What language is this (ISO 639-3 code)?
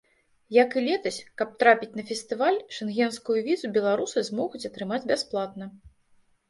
bel